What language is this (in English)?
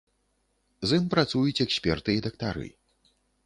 Belarusian